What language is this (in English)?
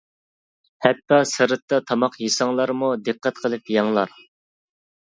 Uyghur